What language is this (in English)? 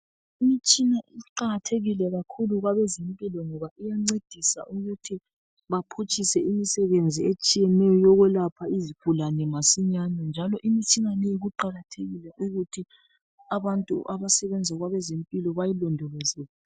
North Ndebele